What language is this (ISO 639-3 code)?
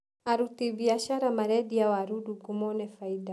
kik